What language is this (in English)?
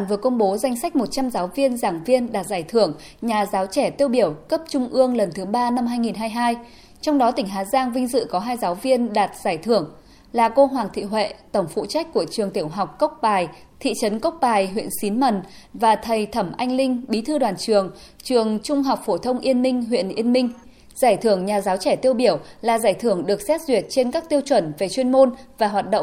Vietnamese